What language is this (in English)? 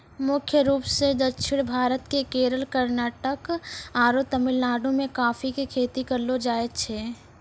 Maithili